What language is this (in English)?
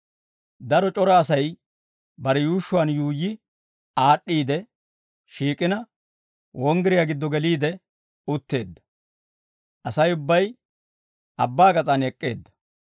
Dawro